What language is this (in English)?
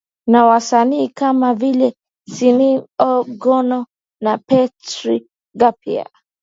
Swahili